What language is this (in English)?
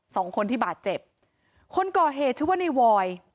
Thai